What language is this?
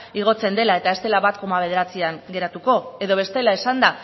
Basque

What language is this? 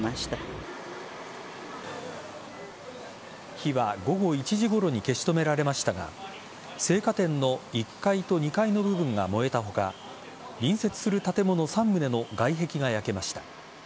Japanese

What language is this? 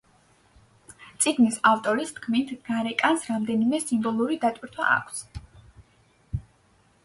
Georgian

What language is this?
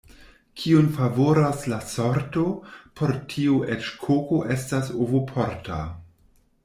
Esperanto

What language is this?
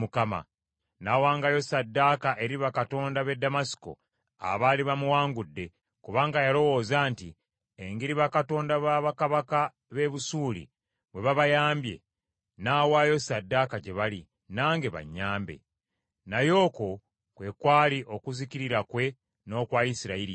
Ganda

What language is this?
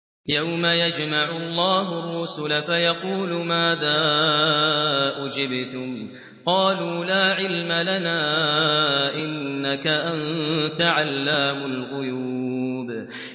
Arabic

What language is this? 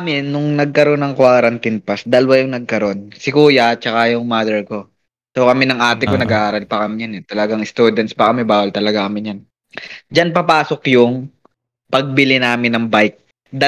Filipino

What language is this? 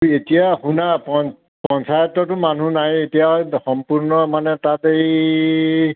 Assamese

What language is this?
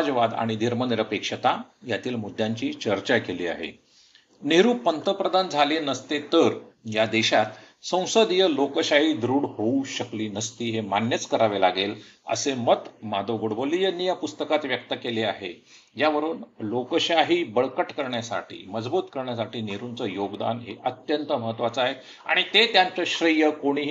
Marathi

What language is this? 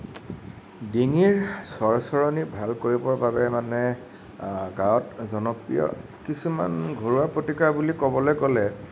Assamese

